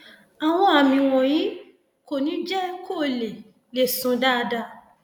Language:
Yoruba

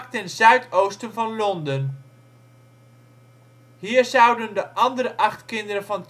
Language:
Dutch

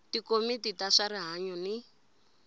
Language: Tsonga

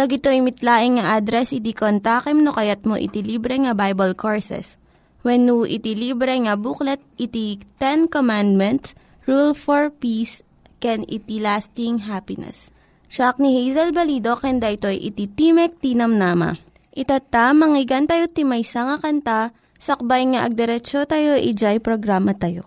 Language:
Filipino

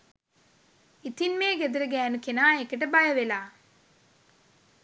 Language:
Sinhala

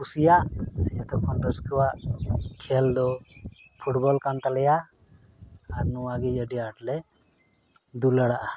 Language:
Santali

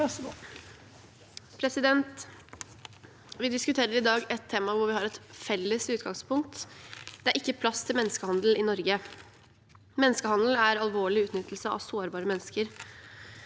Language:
Norwegian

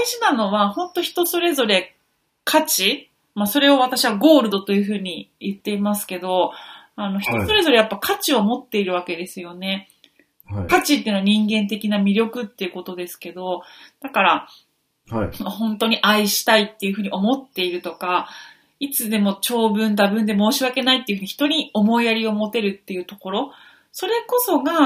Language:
Japanese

